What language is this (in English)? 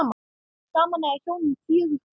Icelandic